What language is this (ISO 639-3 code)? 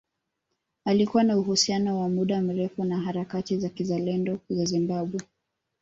swa